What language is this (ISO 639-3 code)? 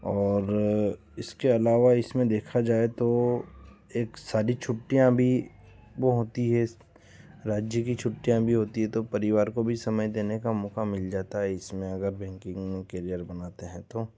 hin